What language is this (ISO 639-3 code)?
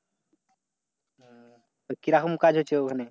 ben